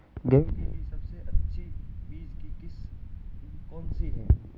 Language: Hindi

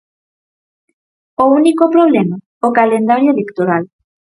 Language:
Galician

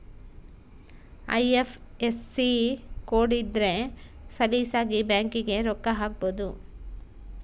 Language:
Kannada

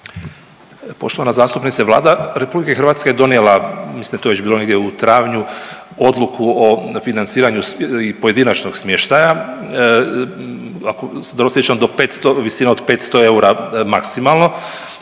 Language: Croatian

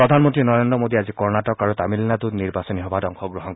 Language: Assamese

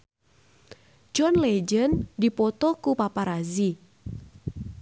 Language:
Sundanese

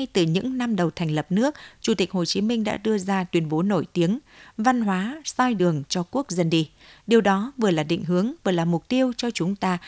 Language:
Vietnamese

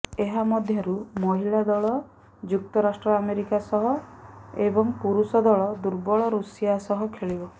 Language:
Odia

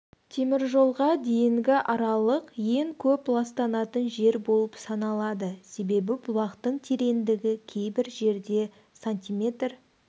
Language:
Kazakh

